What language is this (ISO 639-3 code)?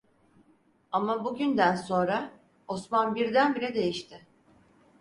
tur